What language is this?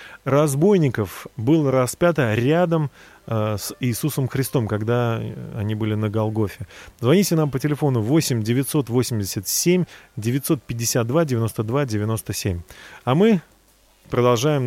Russian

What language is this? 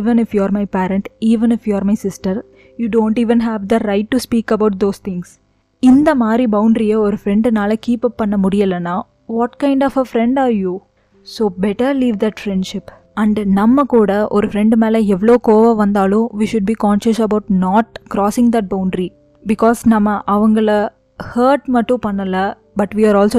Tamil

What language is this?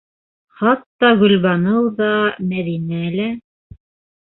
Bashkir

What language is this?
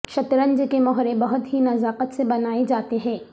Urdu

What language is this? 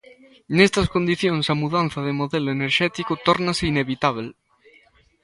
Galician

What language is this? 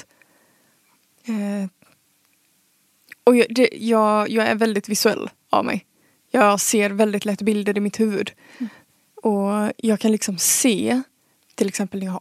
Swedish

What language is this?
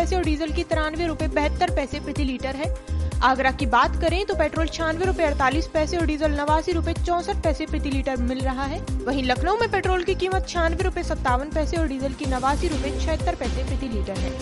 Hindi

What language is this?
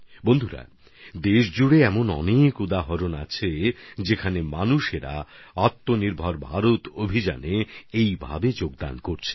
Bangla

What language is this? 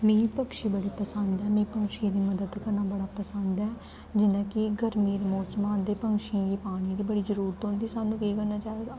Dogri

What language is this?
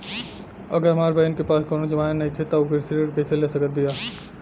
Bhojpuri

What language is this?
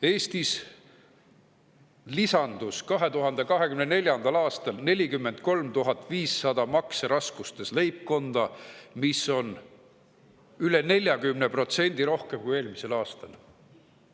Estonian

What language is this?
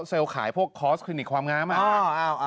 Thai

